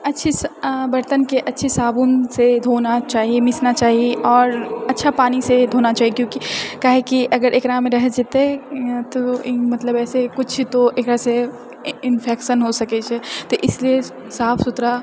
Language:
Maithili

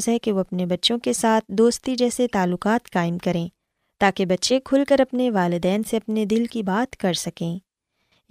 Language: Urdu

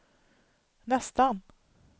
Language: Swedish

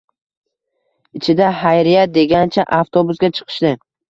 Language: Uzbek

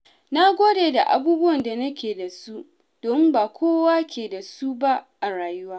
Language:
Hausa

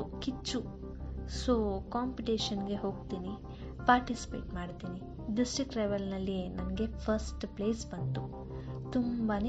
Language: Kannada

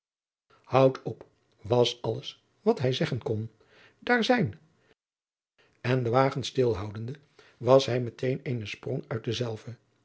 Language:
Dutch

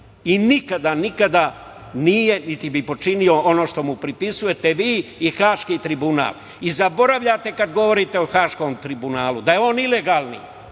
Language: Serbian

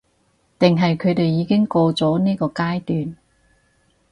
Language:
Cantonese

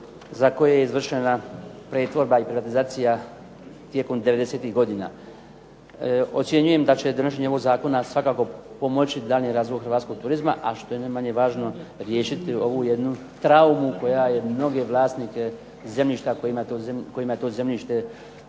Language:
Croatian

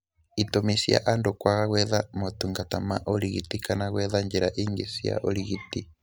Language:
Kikuyu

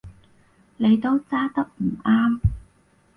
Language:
Cantonese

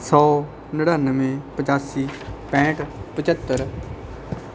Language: Punjabi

